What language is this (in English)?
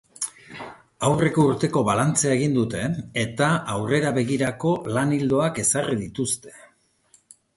Basque